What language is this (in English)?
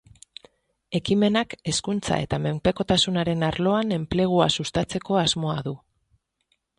Basque